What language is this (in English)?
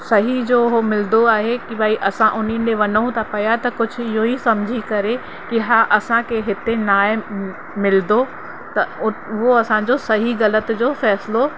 Sindhi